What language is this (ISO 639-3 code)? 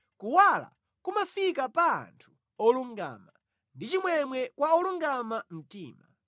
nya